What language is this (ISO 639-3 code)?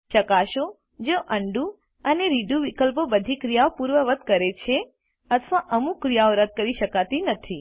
guj